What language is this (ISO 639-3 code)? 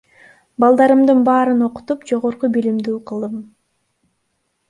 kir